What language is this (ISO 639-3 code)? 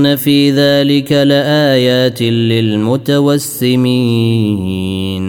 ara